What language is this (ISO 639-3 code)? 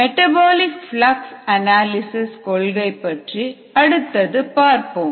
tam